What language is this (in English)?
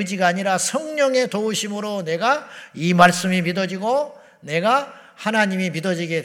Korean